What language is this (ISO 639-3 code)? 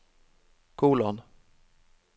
nor